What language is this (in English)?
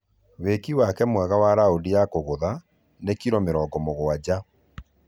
Kikuyu